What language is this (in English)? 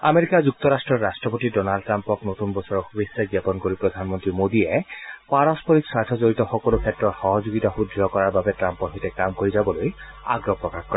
Assamese